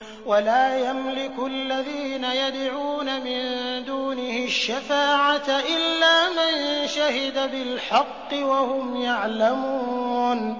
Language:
Arabic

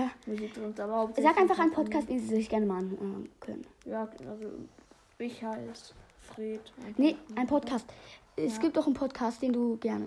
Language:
German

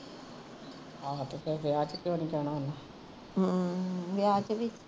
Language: Punjabi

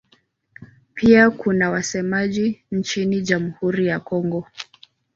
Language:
Swahili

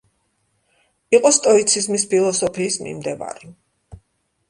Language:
Georgian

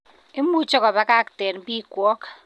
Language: Kalenjin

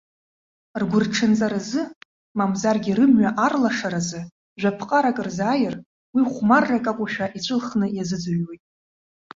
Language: Abkhazian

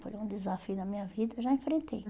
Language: Portuguese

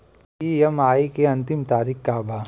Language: Bhojpuri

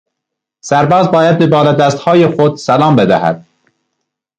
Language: Persian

